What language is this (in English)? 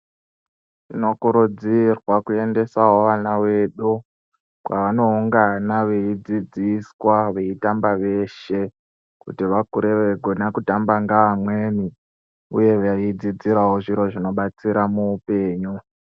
Ndau